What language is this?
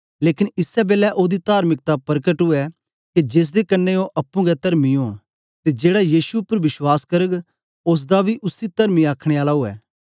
Dogri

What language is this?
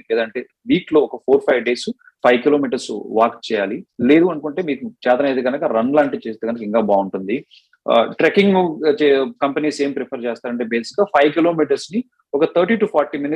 Telugu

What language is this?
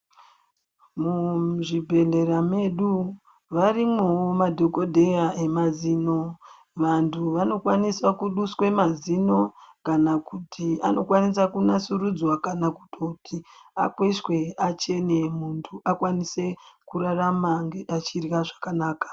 Ndau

